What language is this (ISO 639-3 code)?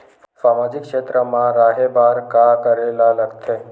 hne